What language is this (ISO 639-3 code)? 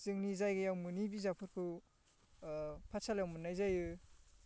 brx